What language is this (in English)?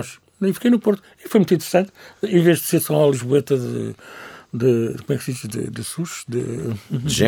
Portuguese